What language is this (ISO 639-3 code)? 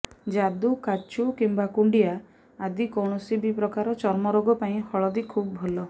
ori